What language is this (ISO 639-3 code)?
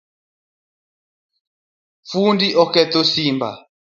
luo